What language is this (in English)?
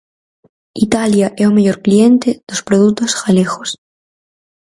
Galician